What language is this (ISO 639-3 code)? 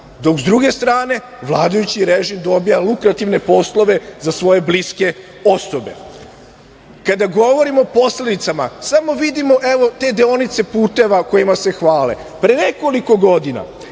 srp